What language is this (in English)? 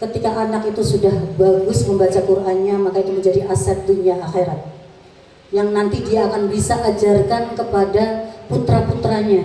Indonesian